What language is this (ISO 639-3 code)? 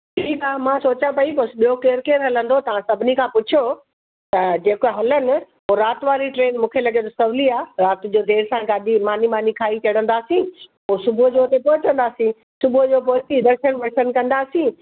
snd